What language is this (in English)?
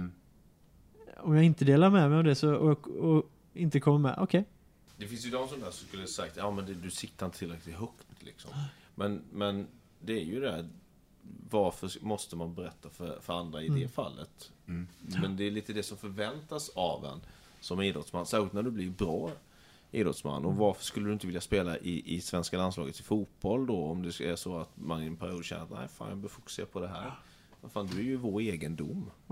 Swedish